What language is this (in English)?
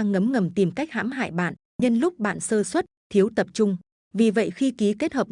Vietnamese